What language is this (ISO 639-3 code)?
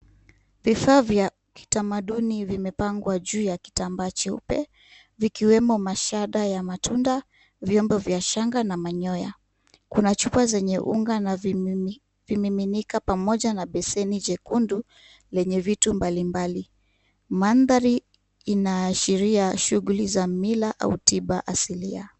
swa